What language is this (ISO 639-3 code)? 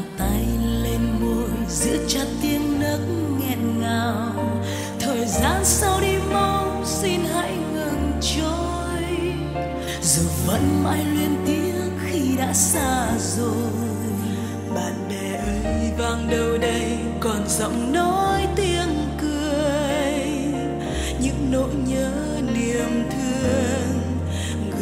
vie